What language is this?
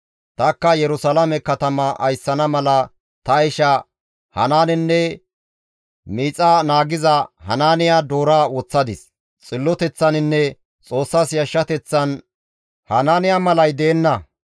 Gamo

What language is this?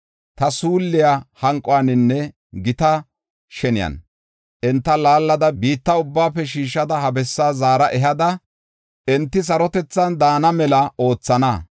Gofa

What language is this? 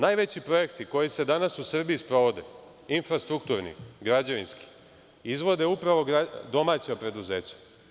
Serbian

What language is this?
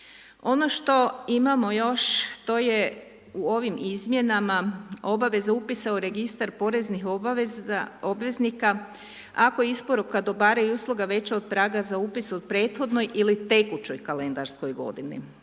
Croatian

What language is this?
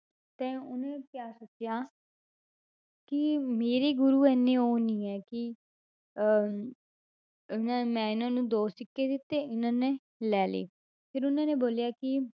Punjabi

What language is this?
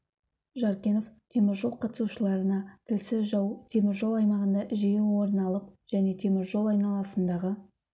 Kazakh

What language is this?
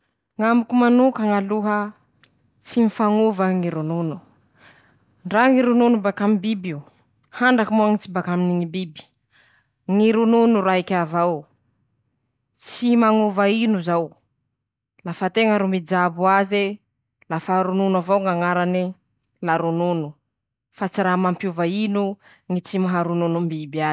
Masikoro Malagasy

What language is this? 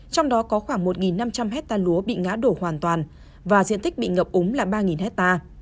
Vietnamese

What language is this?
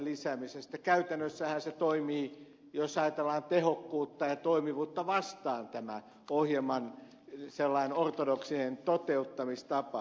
Finnish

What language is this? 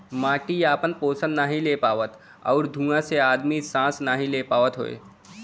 Bhojpuri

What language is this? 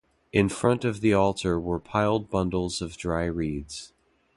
English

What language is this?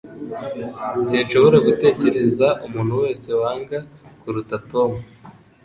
Kinyarwanda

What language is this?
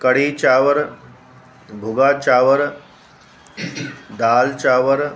Sindhi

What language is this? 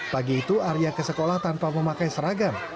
Indonesian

